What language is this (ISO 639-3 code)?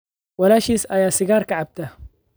som